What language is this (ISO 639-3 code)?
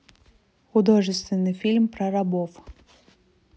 rus